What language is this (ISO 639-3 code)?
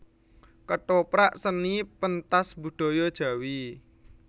jav